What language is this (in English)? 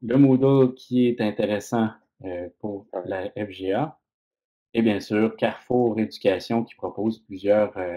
French